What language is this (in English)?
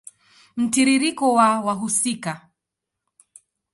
Swahili